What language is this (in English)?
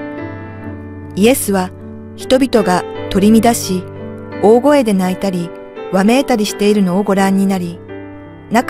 Japanese